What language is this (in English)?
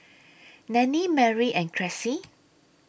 English